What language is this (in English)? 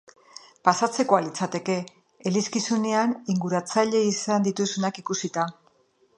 Basque